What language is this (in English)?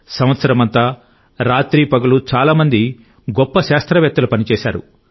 Telugu